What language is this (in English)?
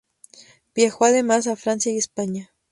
Spanish